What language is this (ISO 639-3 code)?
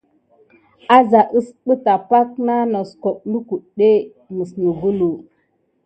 gid